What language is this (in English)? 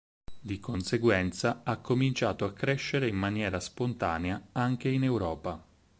Italian